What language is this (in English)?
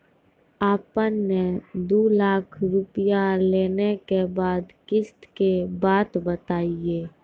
Maithili